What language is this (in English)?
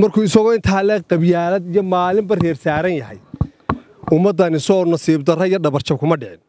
Arabic